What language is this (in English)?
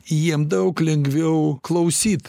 Lithuanian